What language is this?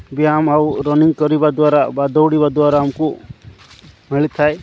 Odia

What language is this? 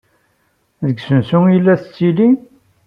Kabyle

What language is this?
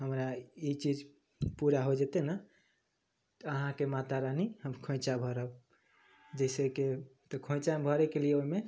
Maithili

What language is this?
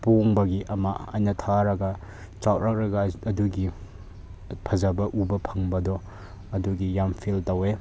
Manipuri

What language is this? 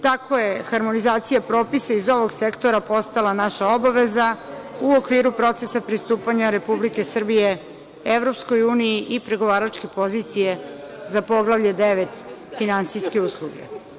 Serbian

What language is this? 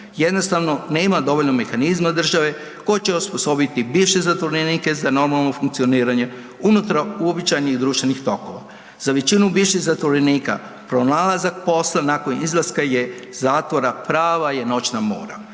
Croatian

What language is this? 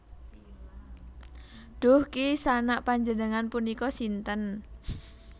Javanese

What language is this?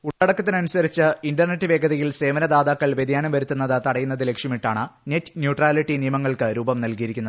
Malayalam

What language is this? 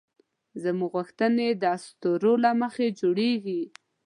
Pashto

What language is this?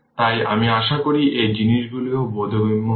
Bangla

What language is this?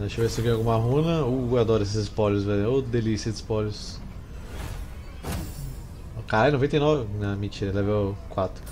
Portuguese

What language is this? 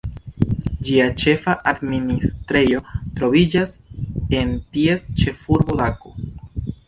Esperanto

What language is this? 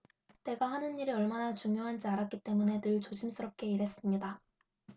Korean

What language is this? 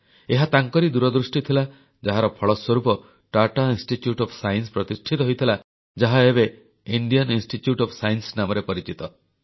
Odia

